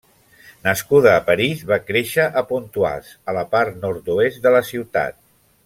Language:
Catalan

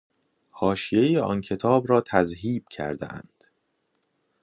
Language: Persian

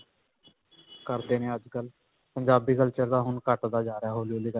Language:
Punjabi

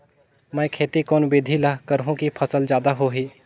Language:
Chhattisgarhi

